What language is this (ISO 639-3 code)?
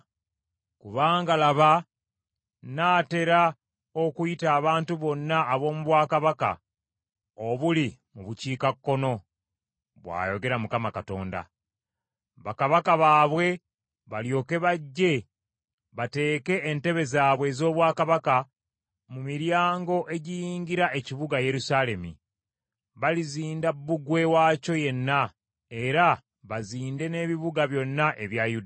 lug